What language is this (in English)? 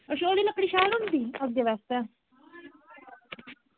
Dogri